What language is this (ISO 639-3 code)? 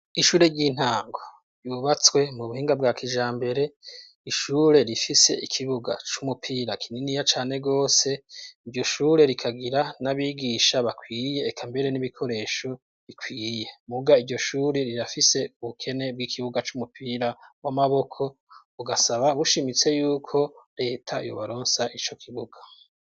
run